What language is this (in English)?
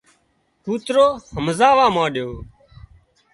Wadiyara Koli